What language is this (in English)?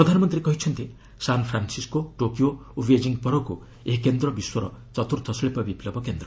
Odia